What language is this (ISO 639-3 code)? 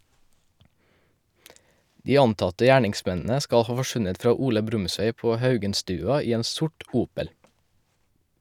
nor